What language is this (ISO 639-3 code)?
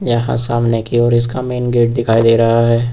hin